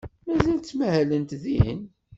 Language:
Kabyle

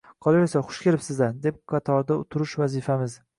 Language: Uzbek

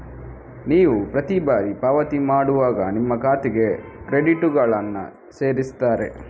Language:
Kannada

